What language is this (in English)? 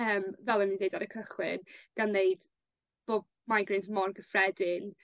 Welsh